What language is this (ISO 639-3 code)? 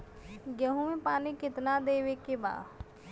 bho